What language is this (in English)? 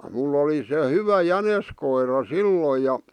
Finnish